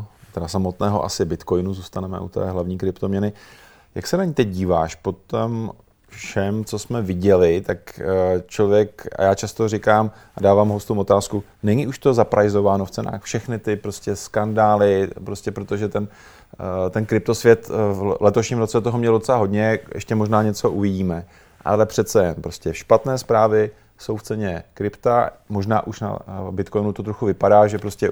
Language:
Czech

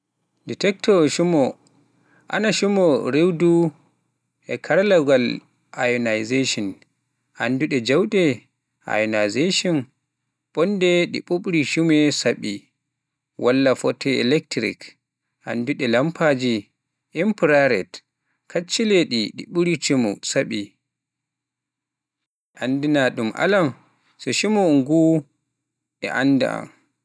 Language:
Pular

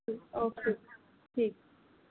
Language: Punjabi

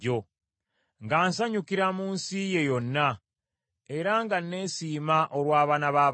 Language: Ganda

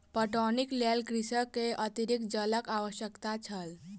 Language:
Maithili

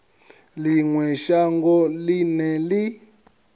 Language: Venda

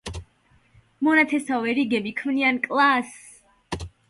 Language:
Georgian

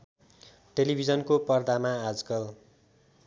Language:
Nepali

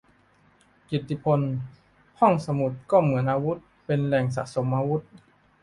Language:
Thai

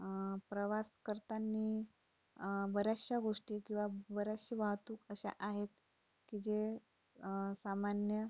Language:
Marathi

